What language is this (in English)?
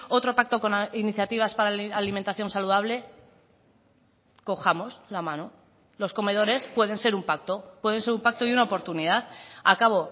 Spanish